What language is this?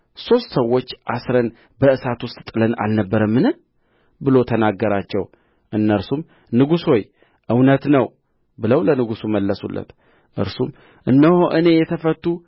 Amharic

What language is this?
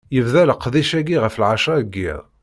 Kabyle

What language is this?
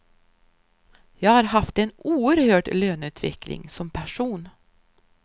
Swedish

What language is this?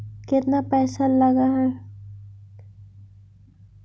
Magahi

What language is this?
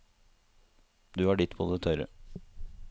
Norwegian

